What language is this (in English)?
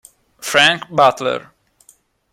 Italian